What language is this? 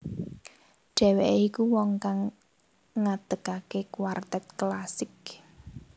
Javanese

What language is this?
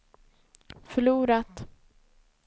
Swedish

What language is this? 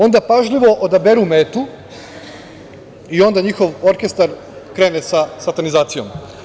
Serbian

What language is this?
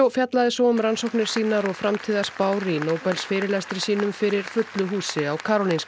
Icelandic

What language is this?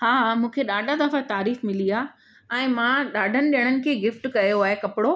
Sindhi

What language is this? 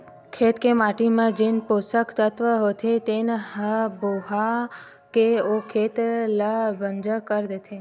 Chhattisgarhi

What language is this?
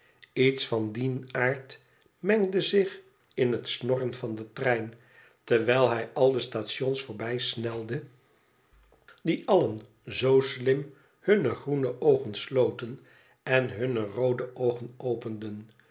Dutch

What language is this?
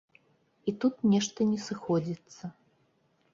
Belarusian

